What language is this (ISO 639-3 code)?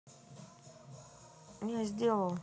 rus